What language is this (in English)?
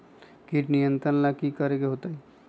Magahi